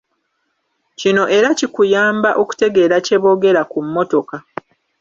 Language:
Ganda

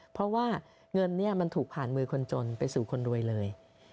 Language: Thai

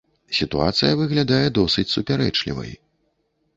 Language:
Belarusian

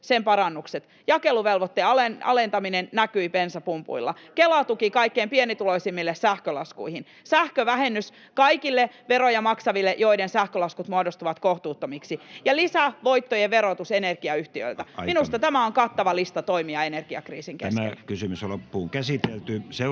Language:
Finnish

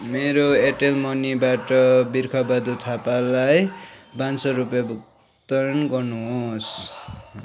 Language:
Nepali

